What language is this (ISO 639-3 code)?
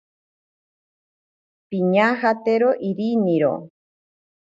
prq